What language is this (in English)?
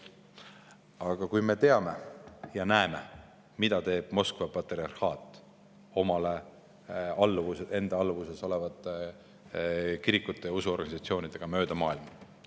Estonian